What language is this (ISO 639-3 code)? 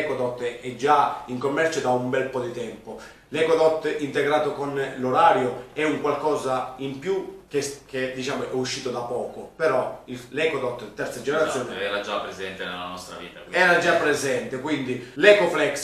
ita